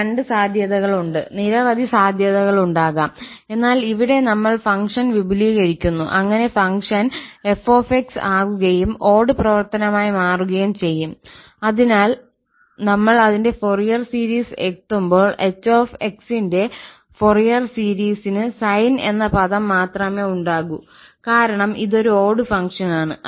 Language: Malayalam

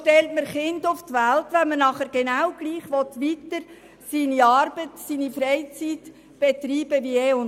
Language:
Swiss German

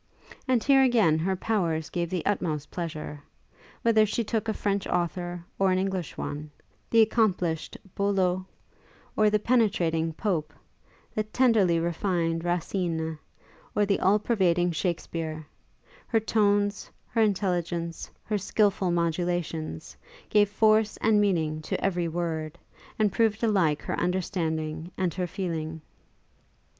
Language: English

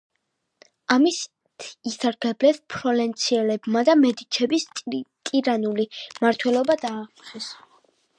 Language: Georgian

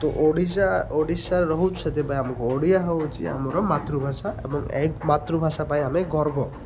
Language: Odia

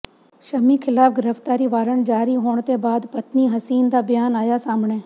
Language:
Punjabi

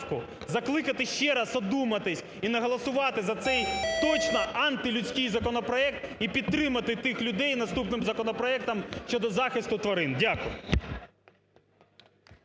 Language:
Ukrainian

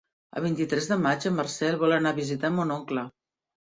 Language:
Catalan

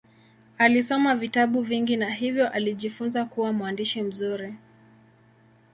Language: Swahili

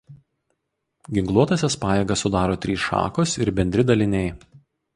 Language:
Lithuanian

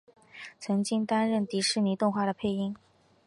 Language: Chinese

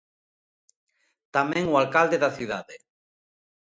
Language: Galician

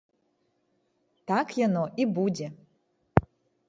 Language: Belarusian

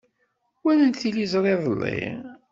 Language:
Kabyle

